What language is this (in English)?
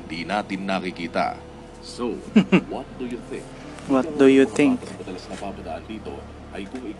Filipino